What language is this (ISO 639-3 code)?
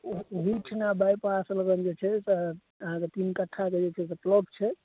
mai